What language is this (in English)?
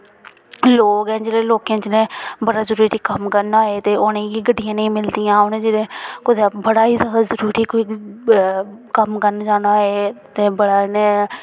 Dogri